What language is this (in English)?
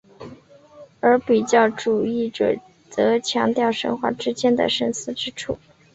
Chinese